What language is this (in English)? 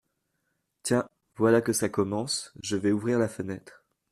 French